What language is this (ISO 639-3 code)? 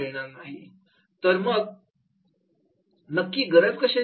mar